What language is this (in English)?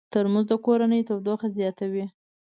Pashto